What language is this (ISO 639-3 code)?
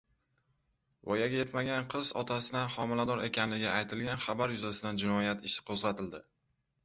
uzb